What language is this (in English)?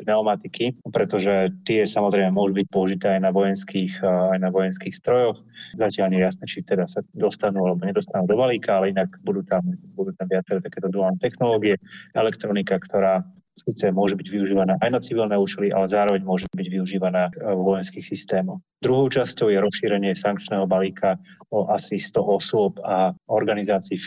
Slovak